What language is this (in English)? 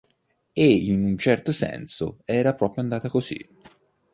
Italian